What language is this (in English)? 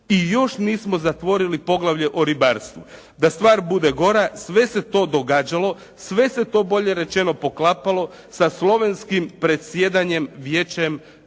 Croatian